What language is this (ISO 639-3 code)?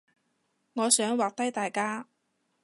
yue